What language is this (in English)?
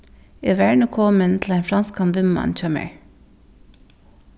Faroese